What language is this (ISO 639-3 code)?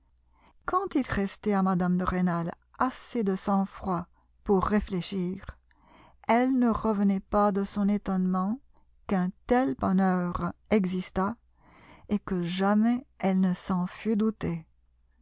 fra